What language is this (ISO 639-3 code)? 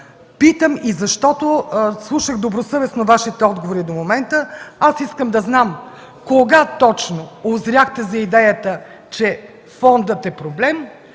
bul